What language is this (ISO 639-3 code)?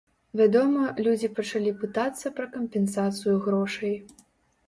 bel